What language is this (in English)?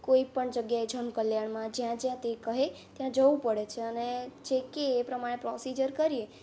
Gujarati